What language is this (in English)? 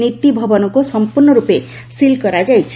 Odia